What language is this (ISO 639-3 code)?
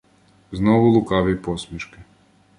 ukr